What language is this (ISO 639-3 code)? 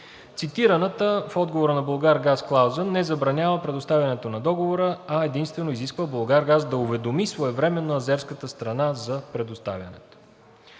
bul